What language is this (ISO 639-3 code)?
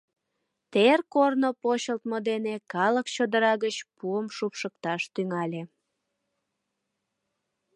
chm